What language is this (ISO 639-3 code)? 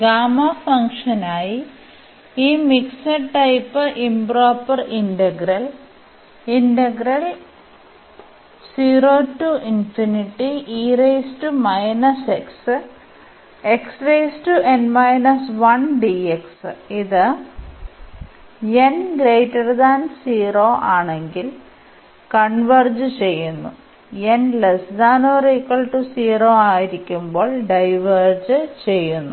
mal